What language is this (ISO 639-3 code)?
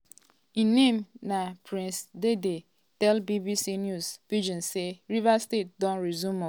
pcm